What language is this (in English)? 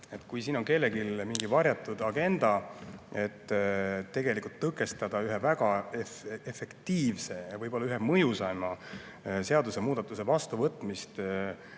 Estonian